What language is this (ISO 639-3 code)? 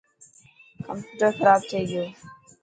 mki